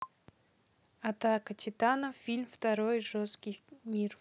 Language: Russian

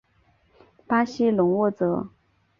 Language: Chinese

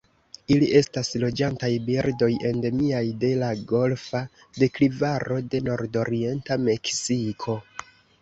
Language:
Esperanto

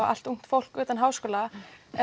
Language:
Icelandic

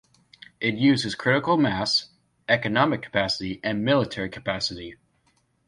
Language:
English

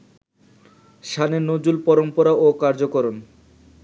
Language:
Bangla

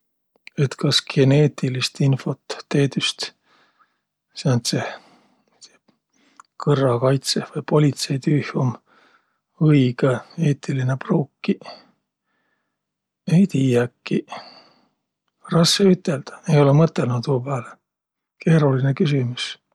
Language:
Võro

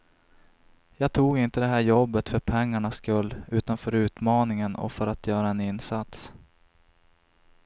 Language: Swedish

